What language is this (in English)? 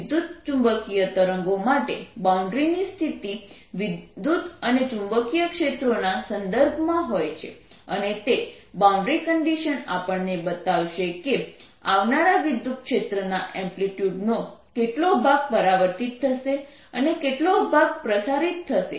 Gujarati